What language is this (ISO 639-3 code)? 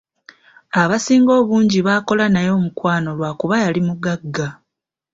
lug